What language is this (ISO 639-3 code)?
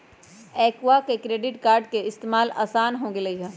mag